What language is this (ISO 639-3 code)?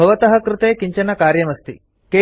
san